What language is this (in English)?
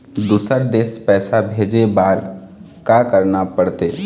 Chhattisgarhi